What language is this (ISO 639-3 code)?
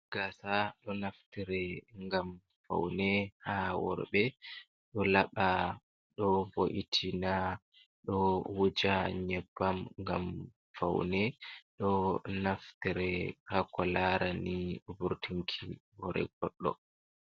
ful